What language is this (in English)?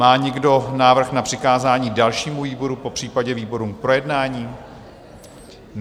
Czech